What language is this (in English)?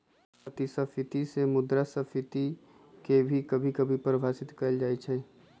Magahi